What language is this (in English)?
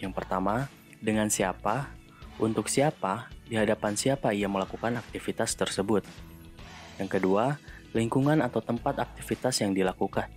Indonesian